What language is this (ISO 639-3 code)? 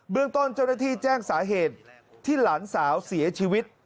tha